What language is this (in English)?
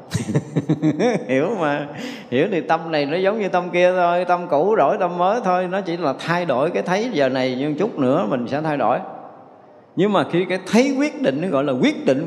Vietnamese